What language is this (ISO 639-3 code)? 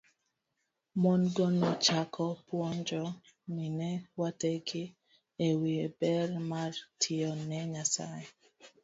luo